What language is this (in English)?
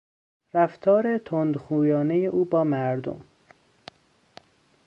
Persian